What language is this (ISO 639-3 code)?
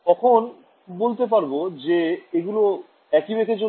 ben